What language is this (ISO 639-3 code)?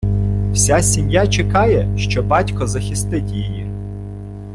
ukr